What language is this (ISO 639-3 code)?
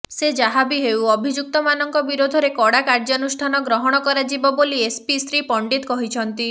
ori